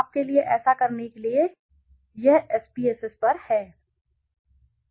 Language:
Hindi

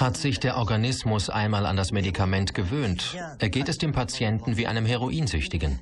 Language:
German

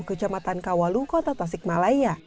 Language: Indonesian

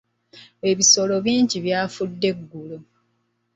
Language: Ganda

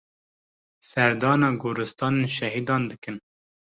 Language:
Kurdish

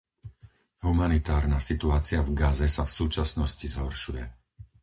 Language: Slovak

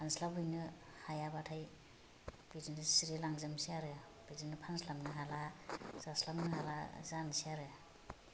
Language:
Bodo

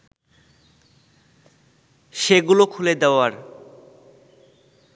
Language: Bangla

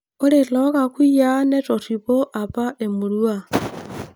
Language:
Masai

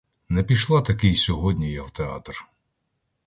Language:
Ukrainian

